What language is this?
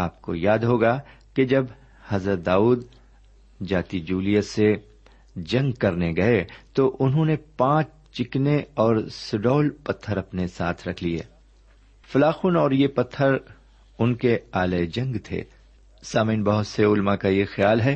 Urdu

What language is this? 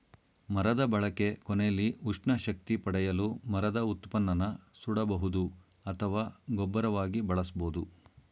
Kannada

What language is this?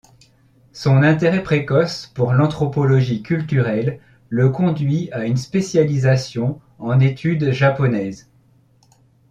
French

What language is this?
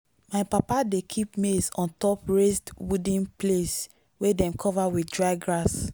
Nigerian Pidgin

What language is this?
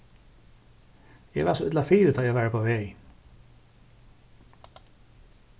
Faroese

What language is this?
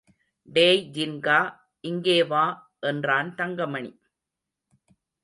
Tamil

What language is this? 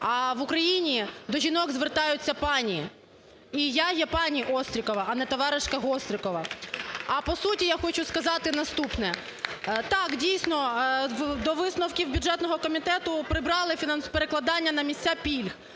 Ukrainian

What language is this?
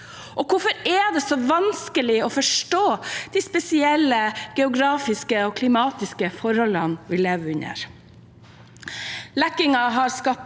Norwegian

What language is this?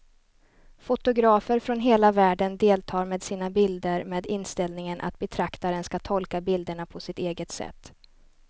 Swedish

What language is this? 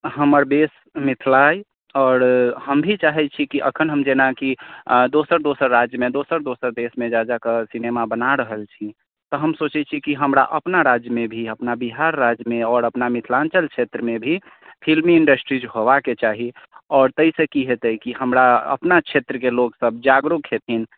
Maithili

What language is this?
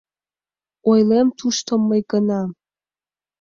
Mari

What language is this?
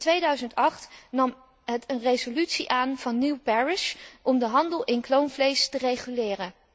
Dutch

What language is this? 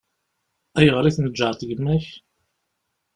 Kabyle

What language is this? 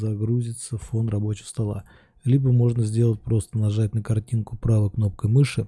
Russian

